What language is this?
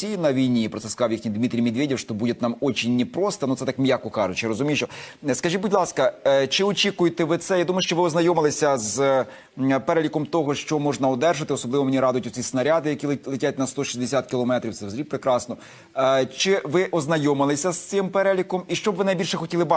Ukrainian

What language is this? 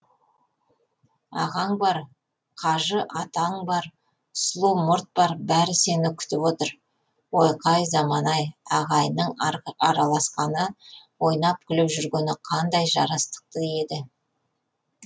Kazakh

